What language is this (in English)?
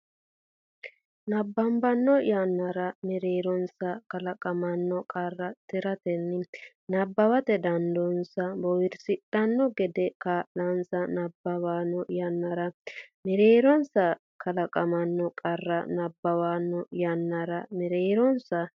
Sidamo